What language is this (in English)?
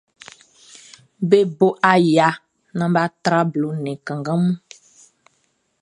Baoulé